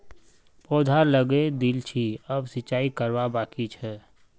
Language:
Magahi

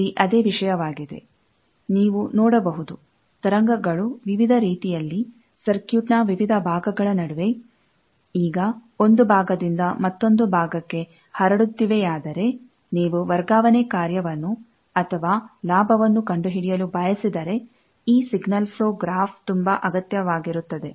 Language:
Kannada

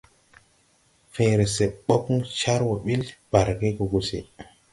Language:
Tupuri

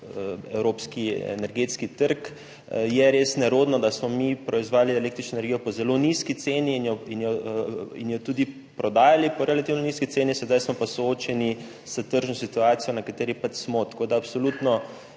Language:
Slovenian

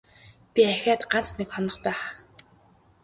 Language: Mongolian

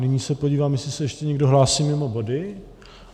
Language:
Czech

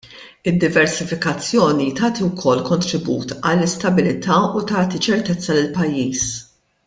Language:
Maltese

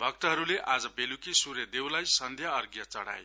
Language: Nepali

